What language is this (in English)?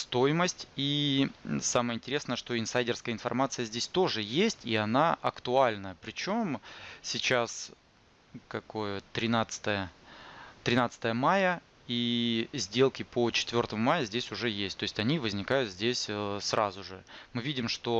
Russian